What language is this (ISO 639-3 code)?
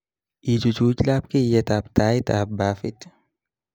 kln